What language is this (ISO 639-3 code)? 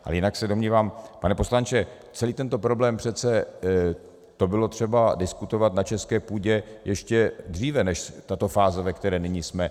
ces